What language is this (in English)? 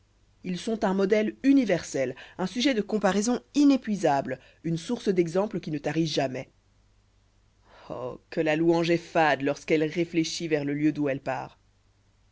French